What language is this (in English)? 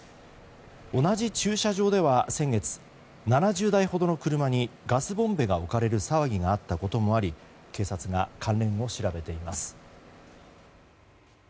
Japanese